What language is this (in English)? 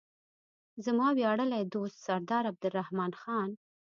Pashto